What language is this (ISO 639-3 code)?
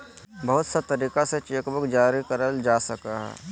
mag